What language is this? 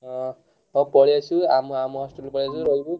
Odia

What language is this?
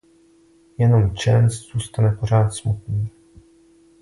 Czech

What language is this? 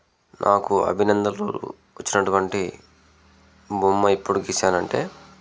Telugu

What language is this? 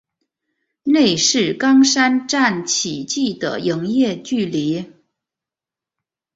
Chinese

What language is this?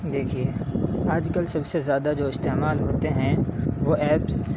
Urdu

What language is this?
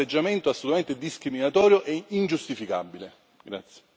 Italian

